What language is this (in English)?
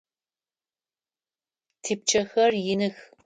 Adyghe